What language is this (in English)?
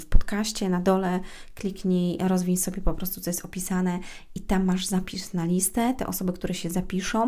Polish